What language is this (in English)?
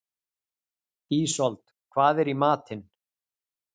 Icelandic